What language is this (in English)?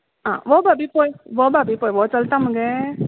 Konkani